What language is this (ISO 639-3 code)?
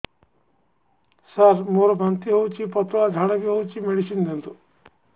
ori